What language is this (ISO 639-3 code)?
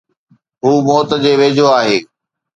snd